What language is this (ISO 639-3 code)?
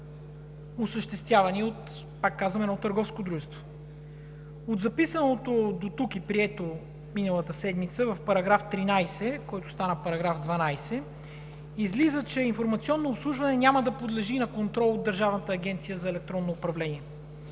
bul